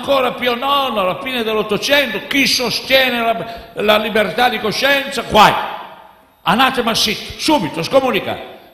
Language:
Italian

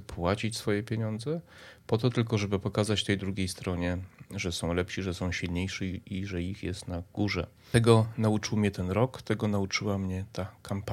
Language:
Polish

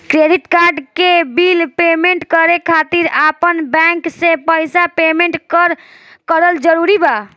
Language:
Bhojpuri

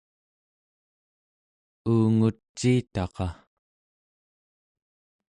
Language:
Central Yupik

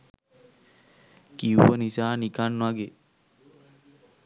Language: Sinhala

